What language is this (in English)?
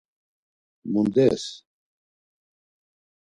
Laz